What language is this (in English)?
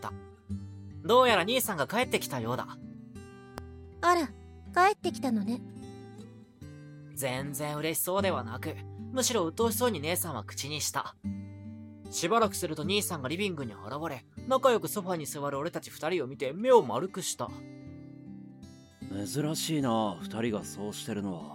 Japanese